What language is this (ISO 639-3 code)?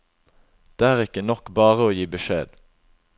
nor